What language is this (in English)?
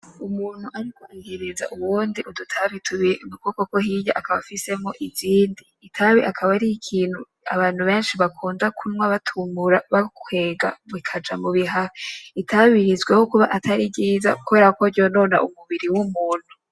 Rundi